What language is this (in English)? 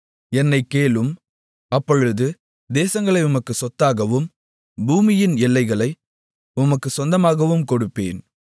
Tamil